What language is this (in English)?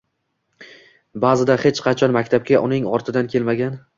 Uzbek